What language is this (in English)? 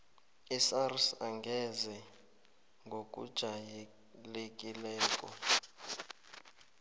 South Ndebele